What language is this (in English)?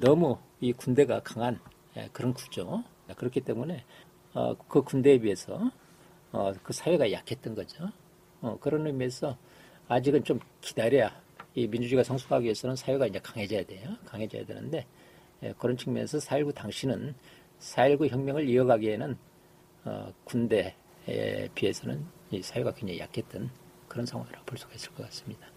Korean